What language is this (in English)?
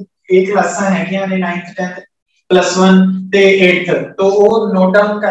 Hindi